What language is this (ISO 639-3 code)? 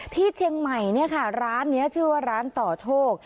tha